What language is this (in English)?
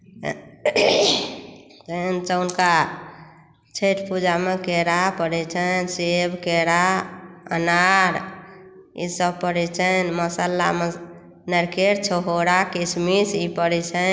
Maithili